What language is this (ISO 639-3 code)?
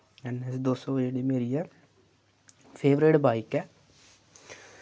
doi